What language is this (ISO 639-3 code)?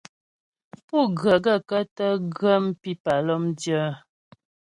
bbj